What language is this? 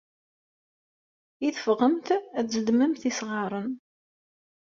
Kabyle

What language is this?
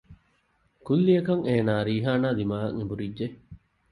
Divehi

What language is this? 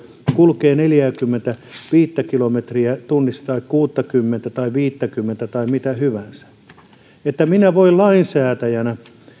Finnish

